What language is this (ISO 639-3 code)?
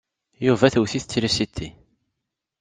kab